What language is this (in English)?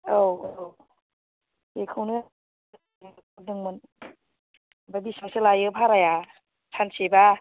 Bodo